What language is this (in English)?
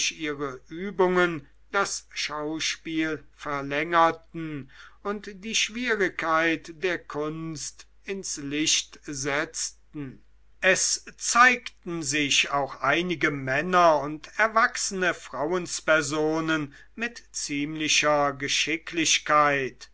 German